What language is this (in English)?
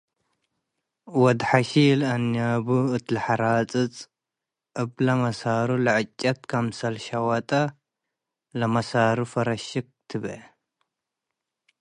Tigre